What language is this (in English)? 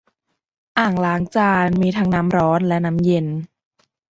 Thai